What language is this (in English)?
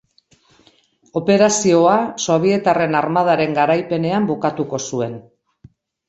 Basque